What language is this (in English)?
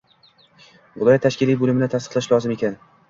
Uzbek